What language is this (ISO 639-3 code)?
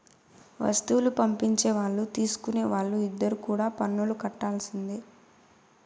tel